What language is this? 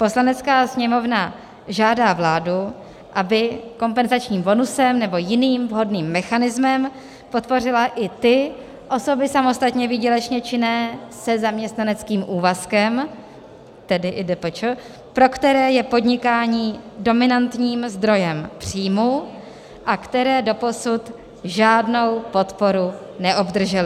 Czech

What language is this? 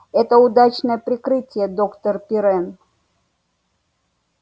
Russian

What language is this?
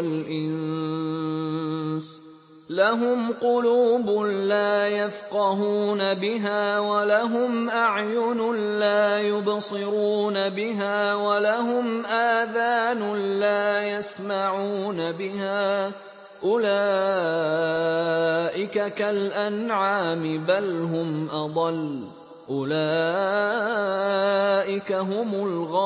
Arabic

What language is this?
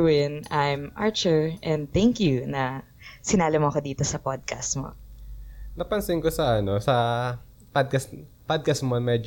Filipino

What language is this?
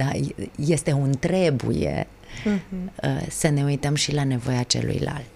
Romanian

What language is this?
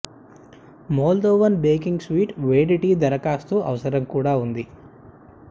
Telugu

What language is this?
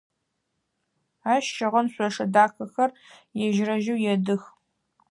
Adyghe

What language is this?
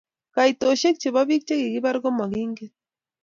Kalenjin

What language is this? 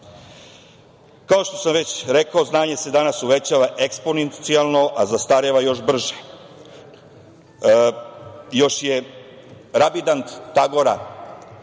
Serbian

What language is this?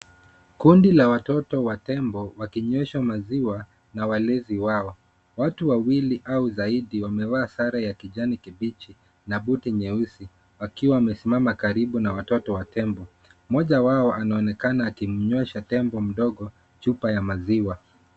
Swahili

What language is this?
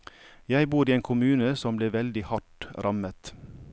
Norwegian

